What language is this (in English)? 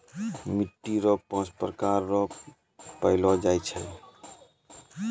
Maithili